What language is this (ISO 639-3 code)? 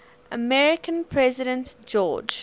eng